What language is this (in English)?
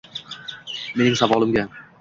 Uzbek